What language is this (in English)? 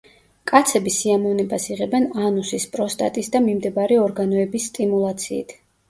Georgian